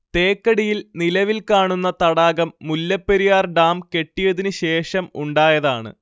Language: Malayalam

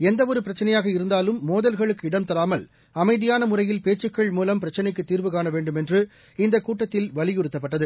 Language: Tamil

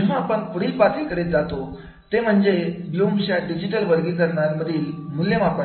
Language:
Marathi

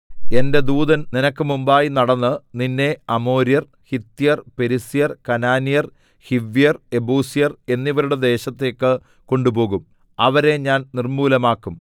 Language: Malayalam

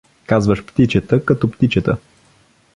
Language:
Bulgarian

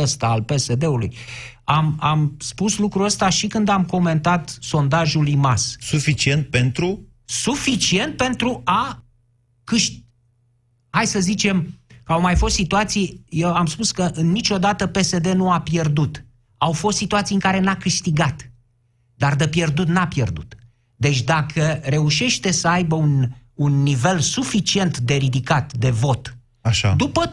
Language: Romanian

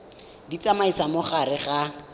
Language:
Tswana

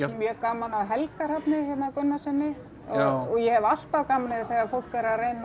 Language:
Icelandic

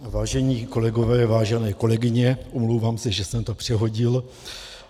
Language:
Czech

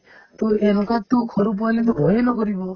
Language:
Assamese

